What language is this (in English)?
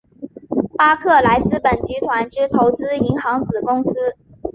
Chinese